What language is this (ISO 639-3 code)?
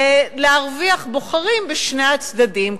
heb